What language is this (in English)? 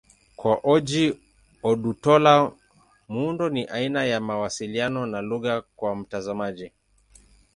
Swahili